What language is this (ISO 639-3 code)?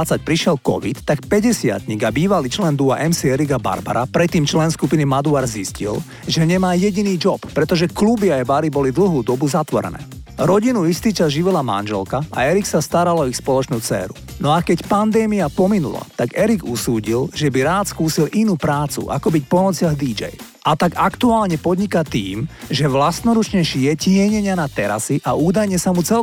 slk